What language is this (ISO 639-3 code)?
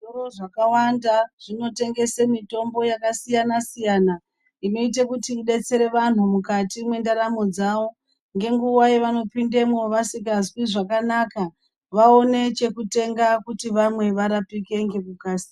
ndc